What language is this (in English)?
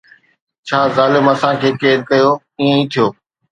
Sindhi